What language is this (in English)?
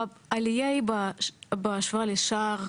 Hebrew